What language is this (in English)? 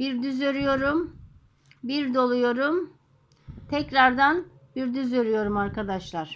Turkish